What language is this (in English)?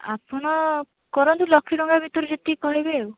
Odia